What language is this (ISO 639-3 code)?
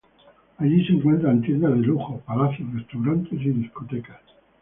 spa